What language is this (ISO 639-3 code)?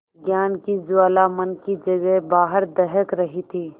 hin